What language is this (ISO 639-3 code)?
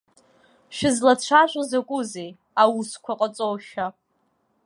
abk